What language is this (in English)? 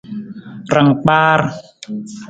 Nawdm